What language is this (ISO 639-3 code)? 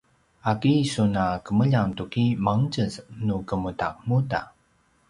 pwn